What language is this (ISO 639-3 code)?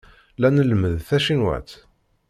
kab